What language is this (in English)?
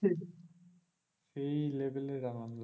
Bangla